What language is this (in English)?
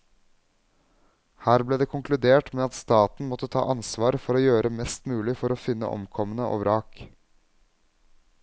Norwegian